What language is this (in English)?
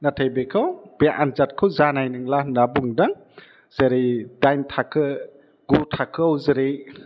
Bodo